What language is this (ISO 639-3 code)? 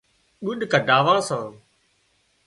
kxp